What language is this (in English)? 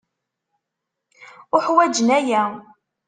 Kabyle